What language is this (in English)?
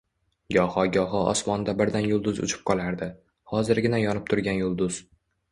Uzbek